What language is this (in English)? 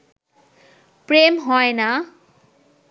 Bangla